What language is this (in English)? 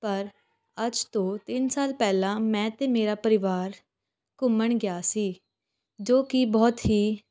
Punjabi